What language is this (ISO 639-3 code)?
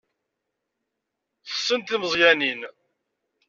kab